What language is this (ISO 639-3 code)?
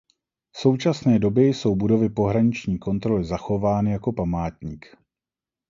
ces